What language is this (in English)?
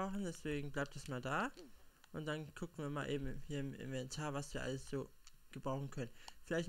German